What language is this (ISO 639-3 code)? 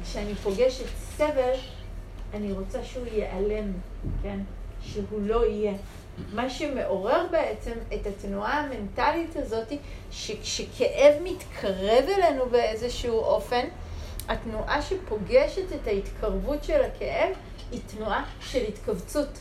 heb